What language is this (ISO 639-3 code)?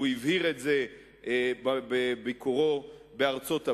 heb